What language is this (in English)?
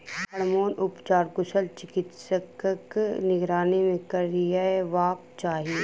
Maithili